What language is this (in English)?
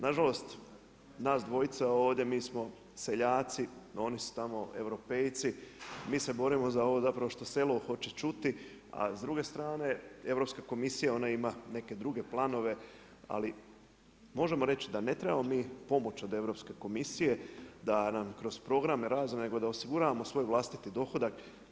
Croatian